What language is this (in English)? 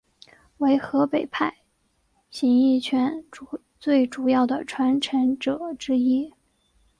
Chinese